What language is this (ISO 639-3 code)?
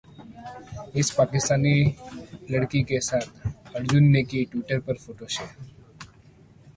hin